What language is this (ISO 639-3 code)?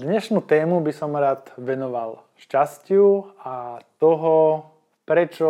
slk